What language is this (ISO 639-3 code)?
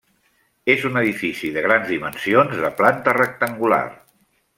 cat